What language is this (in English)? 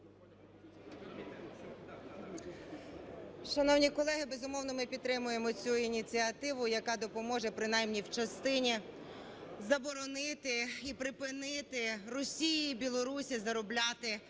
Ukrainian